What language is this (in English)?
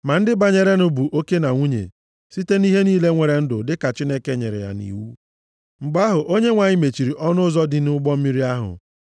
Igbo